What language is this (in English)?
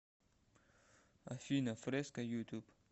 Russian